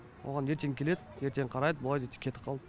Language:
Kazakh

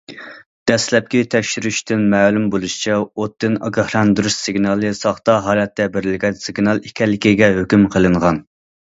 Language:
Uyghur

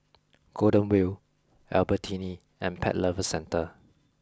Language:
English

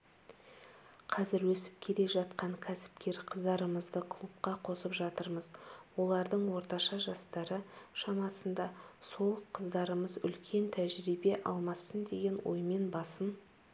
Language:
Kazakh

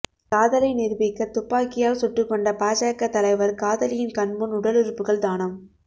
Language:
Tamil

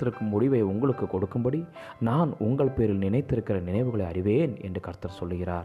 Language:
Tamil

